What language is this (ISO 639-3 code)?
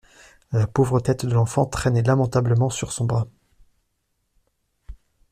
fra